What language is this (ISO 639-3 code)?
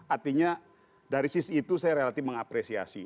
ind